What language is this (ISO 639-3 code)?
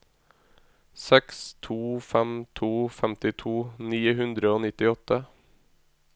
nor